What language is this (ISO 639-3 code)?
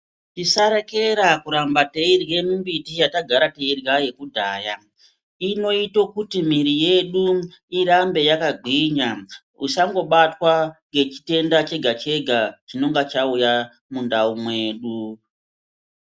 ndc